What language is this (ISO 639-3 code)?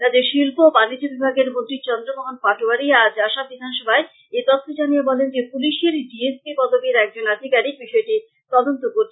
ben